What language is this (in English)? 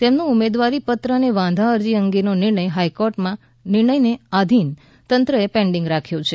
Gujarati